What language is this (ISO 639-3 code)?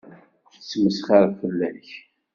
kab